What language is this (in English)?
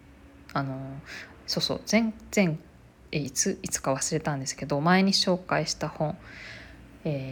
Japanese